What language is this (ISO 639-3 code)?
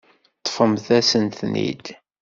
kab